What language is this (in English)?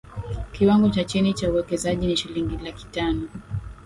Swahili